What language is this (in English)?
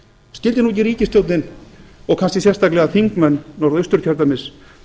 Icelandic